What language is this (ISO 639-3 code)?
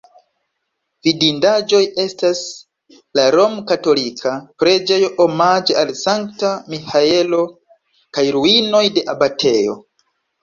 epo